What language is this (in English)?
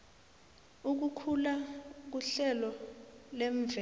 South Ndebele